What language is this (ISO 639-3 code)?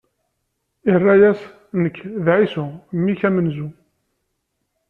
kab